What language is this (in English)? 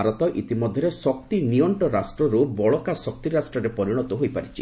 Odia